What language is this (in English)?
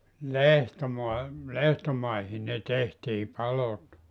Finnish